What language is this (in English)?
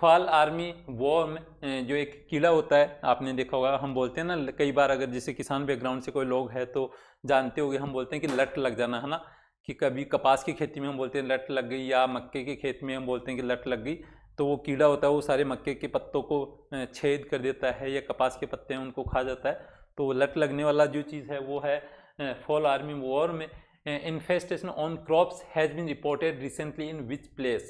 Hindi